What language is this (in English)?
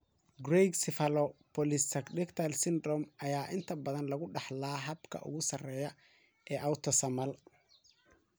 Somali